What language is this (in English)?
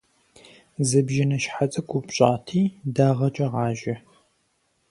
Kabardian